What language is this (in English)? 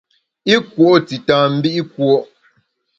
Bamun